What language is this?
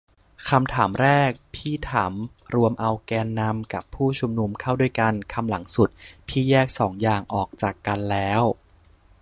Thai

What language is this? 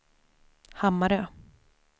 Swedish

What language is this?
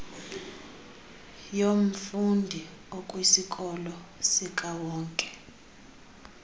Xhosa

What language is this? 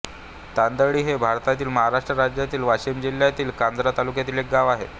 Marathi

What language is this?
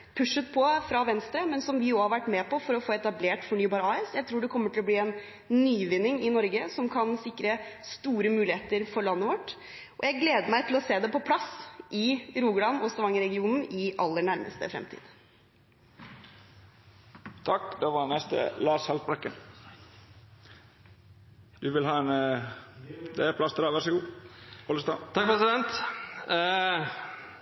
Norwegian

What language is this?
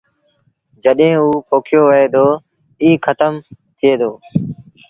Sindhi Bhil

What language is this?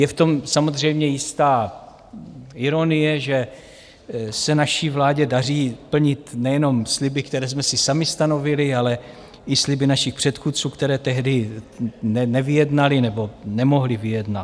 Czech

